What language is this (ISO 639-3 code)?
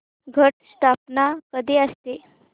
mar